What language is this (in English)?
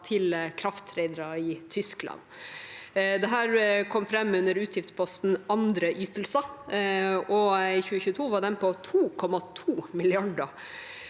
Norwegian